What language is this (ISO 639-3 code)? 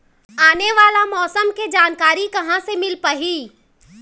hne